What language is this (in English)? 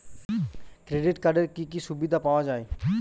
Bangla